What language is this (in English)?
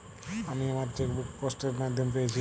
Bangla